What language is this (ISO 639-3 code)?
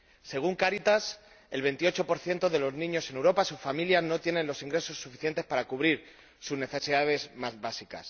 spa